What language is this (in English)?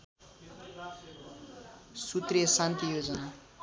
Nepali